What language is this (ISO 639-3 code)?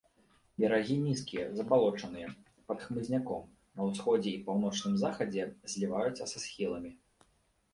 bel